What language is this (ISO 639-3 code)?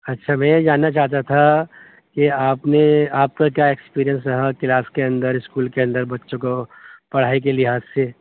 urd